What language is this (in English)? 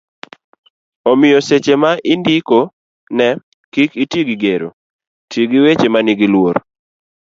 Luo (Kenya and Tanzania)